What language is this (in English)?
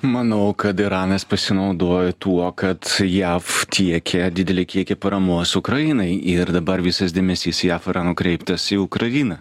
Lithuanian